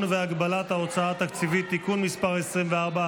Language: Hebrew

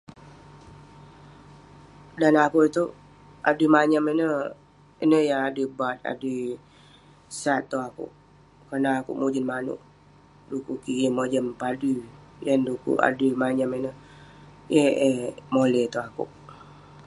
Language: Western Penan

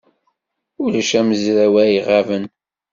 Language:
Kabyle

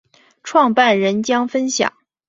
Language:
Chinese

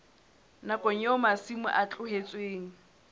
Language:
Southern Sotho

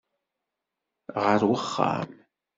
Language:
Kabyle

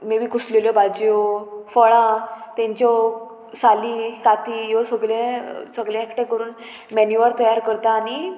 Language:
Konkani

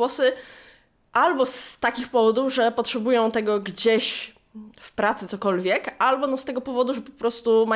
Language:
Polish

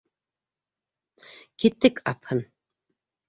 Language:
Bashkir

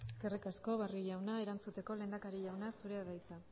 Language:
Basque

